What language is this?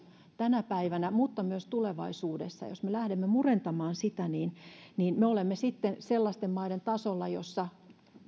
Finnish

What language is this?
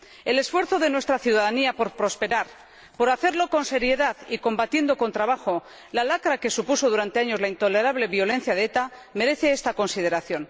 Spanish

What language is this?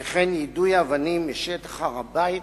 Hebrew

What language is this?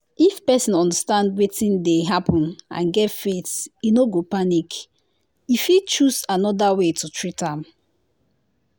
Nigerian Pidgin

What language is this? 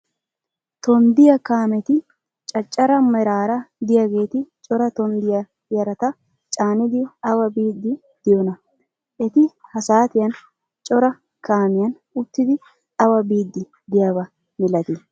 Wolaytta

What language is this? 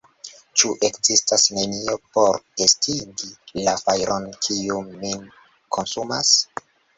Esperanto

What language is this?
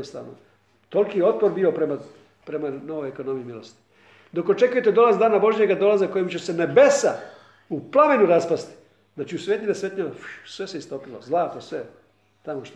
Croatian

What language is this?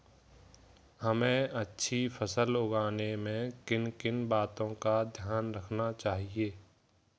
Hindi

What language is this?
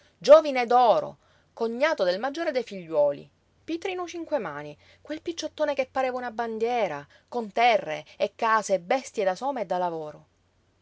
Italian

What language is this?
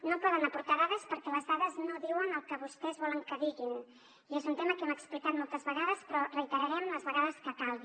Catalan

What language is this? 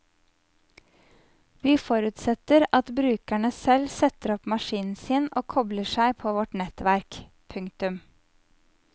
Norwegian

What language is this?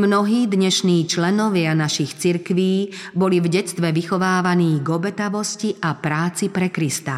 Slovak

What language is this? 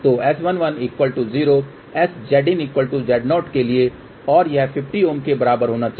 Hindi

